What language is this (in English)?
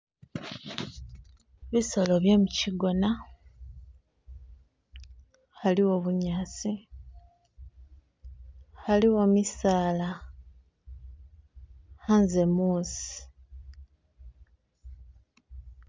Masaaba